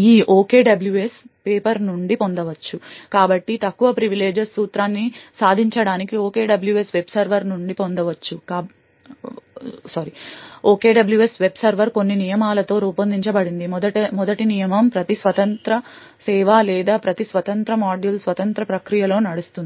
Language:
Telugu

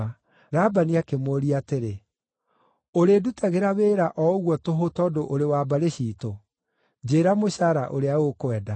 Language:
Kikuyu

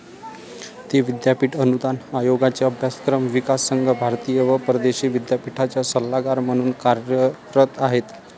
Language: Marathi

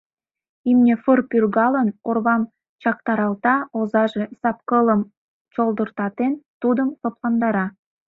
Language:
Mari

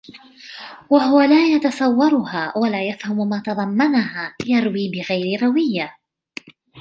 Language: Arabic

